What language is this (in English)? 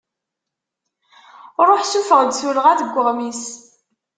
Kabyle